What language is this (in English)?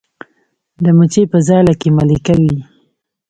Pashto